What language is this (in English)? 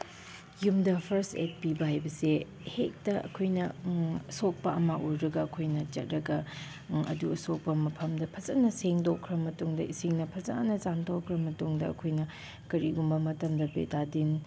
Manipuri